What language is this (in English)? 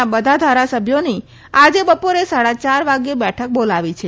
Gujarati